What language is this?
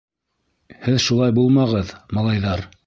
Bashkir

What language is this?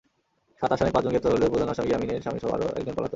Bangla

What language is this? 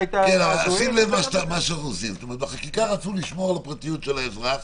Hebrew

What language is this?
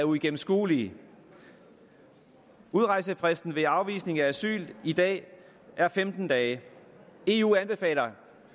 Danish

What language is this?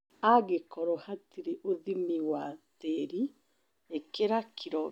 Kikuyu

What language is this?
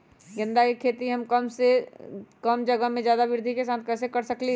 Magahi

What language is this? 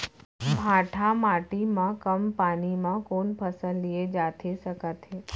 Chhattisgarhi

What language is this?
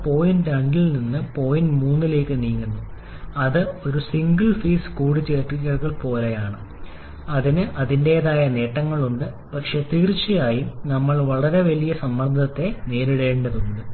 Malayalam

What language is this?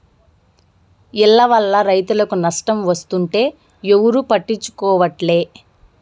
Telugu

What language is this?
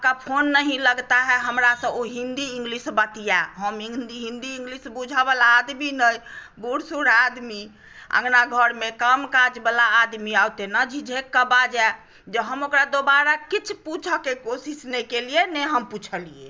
Maithili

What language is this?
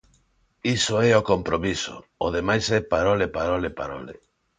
Galician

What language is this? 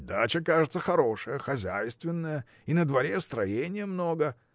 Russian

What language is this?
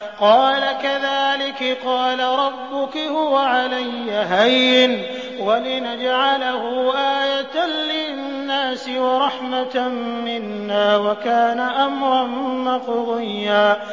Arabic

